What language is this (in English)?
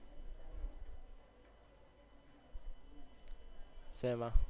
Gujarati